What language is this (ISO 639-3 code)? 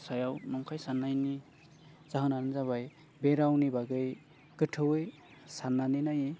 brx